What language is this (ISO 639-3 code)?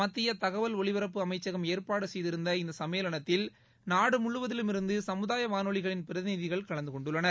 tam